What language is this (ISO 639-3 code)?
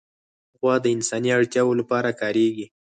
pus